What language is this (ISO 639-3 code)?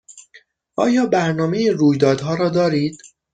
fas